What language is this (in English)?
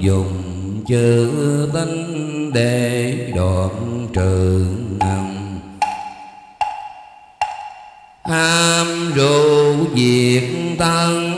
Vietnamese